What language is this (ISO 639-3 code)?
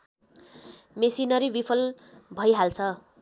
nep